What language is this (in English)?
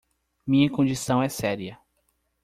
Portuguese